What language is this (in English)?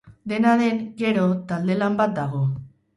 Basque